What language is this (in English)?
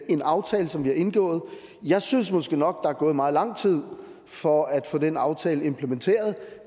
Danish